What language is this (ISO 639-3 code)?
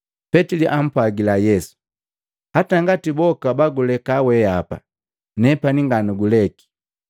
mgv